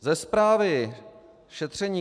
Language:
Czech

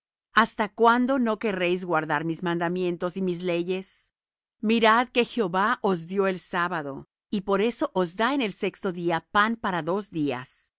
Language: Spanish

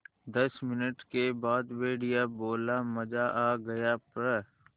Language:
Hindi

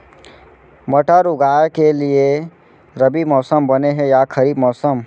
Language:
Chhattisgarhi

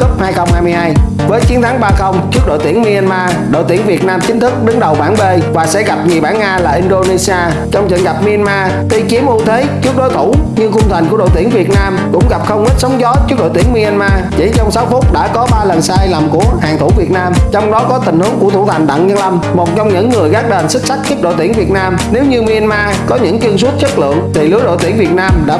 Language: Vietnamese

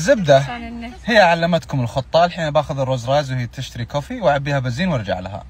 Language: Arabic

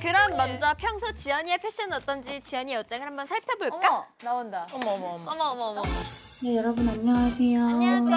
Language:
Korean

